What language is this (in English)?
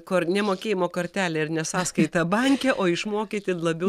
Lithuanian